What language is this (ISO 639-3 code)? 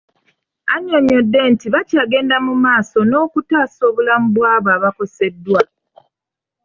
lug